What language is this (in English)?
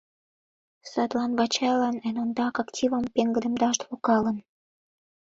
Mari